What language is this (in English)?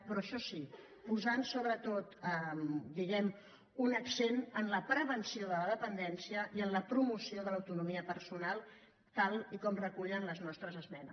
Catalan